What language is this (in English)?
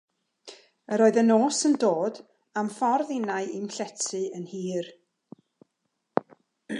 Welsh